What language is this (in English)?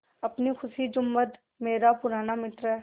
Hindi